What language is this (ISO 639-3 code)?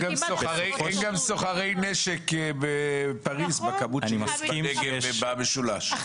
heb